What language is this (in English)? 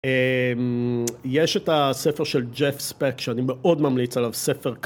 Hebrew